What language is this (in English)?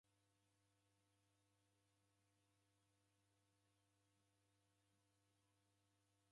Taita